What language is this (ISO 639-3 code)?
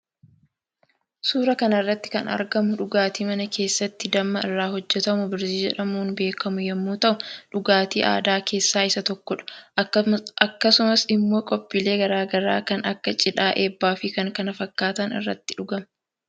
orm